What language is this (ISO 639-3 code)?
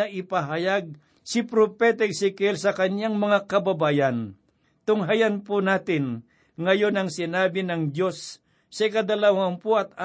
fil